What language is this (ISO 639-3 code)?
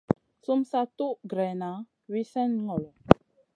mcn